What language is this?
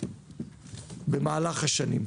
Hebrew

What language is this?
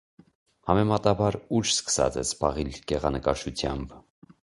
Armenian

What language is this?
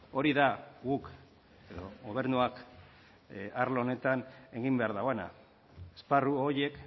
Basque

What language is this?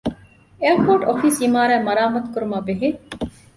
Divehi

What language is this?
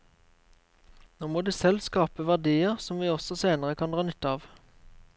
Norwegian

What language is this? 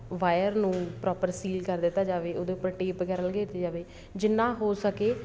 Punjabi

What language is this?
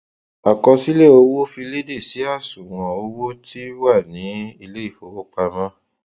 Yoruba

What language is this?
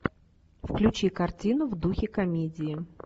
Russian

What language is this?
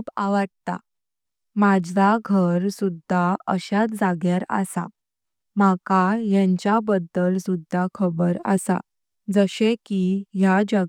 Konkani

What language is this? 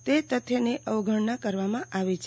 Gujarati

